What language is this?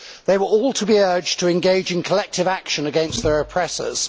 English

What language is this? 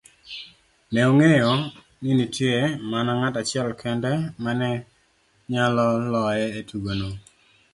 Luo (Kenya and Tanzania)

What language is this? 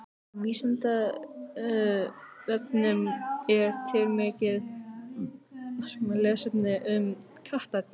Icelandic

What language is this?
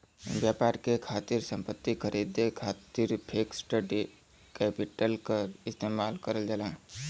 Bhojpuri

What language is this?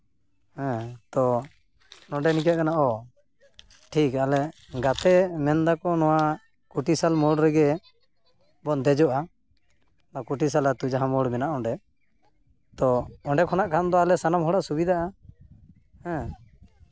Santali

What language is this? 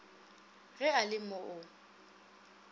Northern Sotho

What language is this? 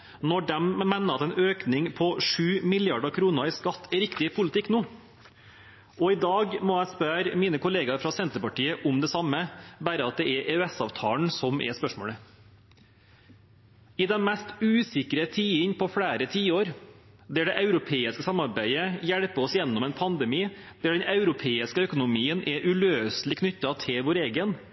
Norwegian Bokmål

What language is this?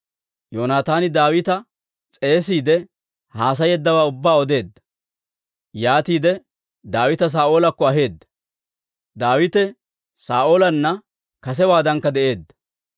Dawro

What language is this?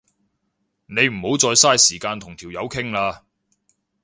Cantonese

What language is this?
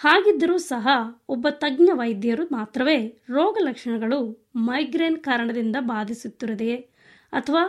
Kannada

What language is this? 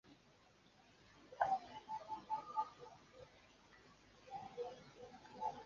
Kyrgyz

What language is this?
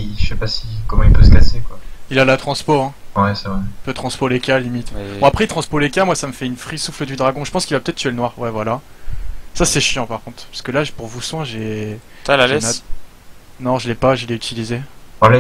French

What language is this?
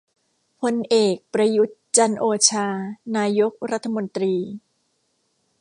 Thai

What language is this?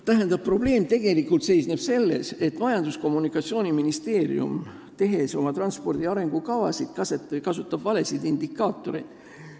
Estonian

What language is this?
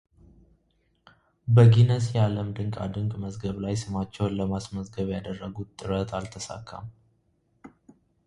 Amharic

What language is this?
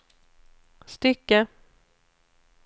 Swedish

